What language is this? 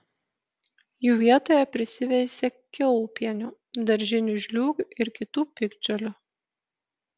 Lithuanian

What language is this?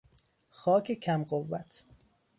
Persian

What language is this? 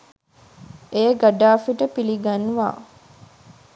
Sinhala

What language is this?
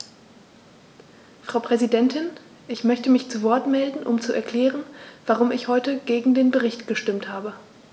German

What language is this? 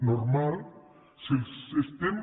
Catalan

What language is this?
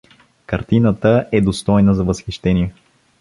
Bulgarian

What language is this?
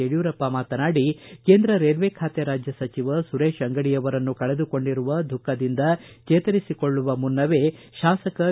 Kannada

